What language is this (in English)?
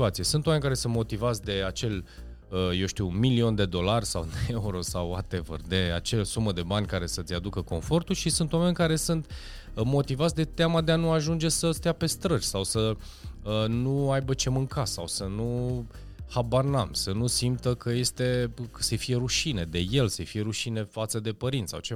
Romanian